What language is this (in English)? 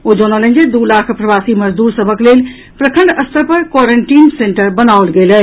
Maithili